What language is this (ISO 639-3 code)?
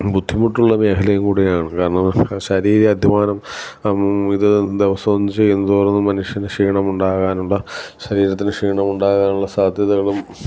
mal